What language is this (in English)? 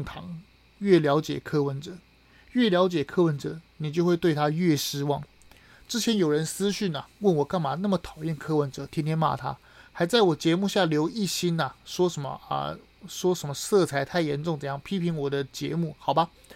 Chinese